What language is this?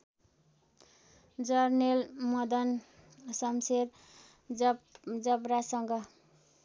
Nepali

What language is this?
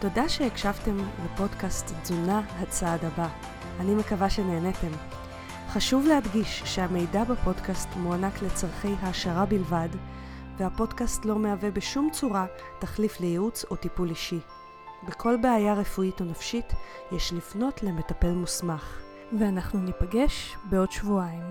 Hebrew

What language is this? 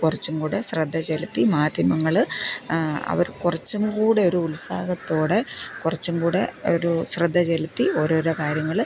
Malayalam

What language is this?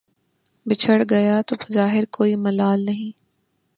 Urdu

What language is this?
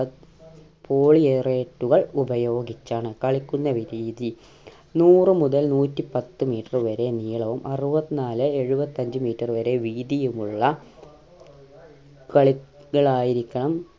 Malayalam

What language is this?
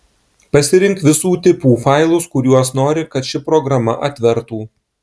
Lithuanian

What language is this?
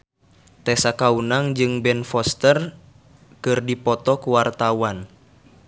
Sundanese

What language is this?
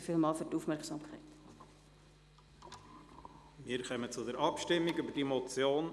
Swiss German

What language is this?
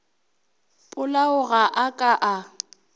Northern Sotho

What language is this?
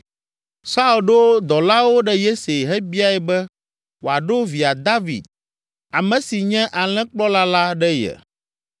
Ewe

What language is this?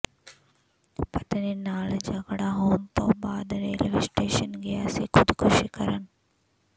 Punjabi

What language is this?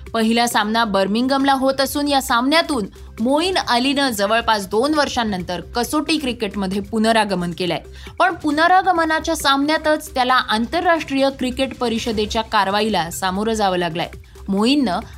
Marathi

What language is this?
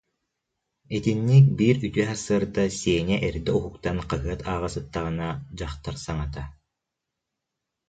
Yakut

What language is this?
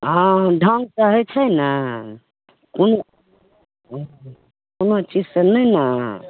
Maithili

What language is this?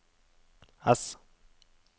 Norwegian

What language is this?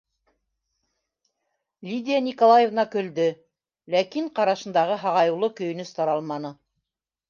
Bashkir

